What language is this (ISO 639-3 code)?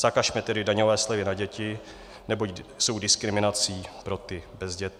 ces